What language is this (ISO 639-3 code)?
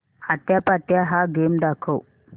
mar